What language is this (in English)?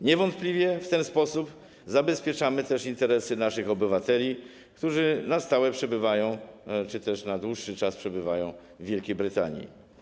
Polish